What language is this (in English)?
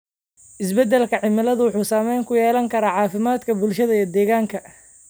Somali